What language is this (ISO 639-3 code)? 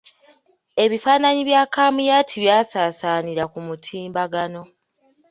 lug